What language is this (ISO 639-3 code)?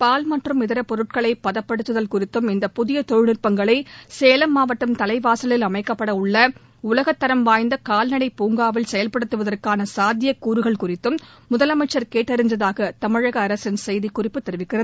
tam